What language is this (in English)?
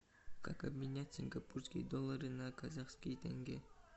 Russian